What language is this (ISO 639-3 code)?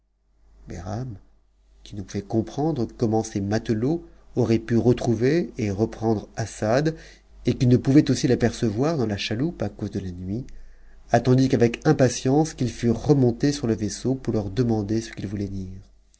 fra